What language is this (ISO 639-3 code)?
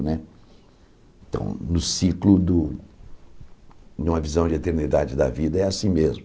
por